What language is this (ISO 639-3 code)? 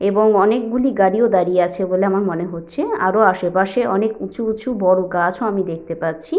ben